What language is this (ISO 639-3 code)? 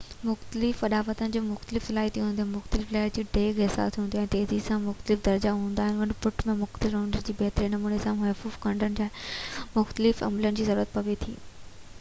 snd